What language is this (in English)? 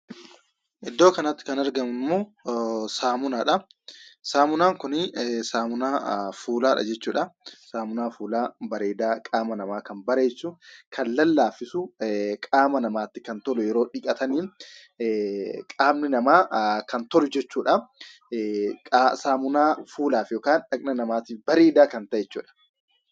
Oromo